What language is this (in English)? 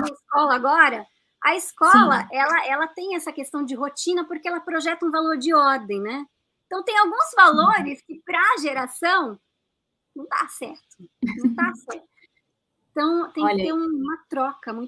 Portuguese